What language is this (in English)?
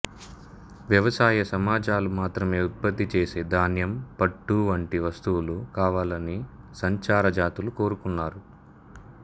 Telugu